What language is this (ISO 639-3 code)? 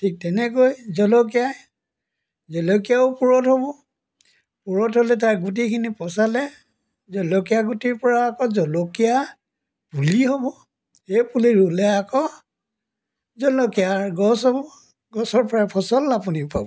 asm